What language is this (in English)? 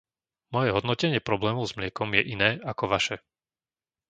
Slovak